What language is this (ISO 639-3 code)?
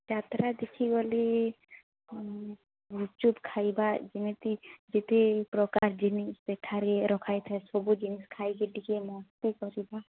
ori